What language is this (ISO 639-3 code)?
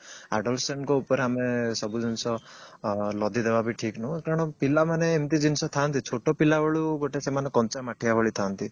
ori